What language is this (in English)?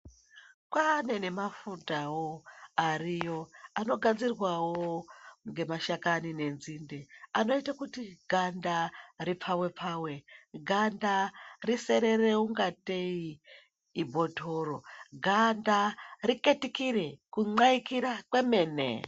Ndau